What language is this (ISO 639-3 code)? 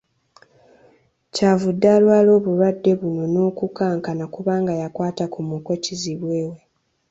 lug